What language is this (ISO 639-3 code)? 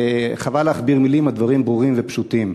heb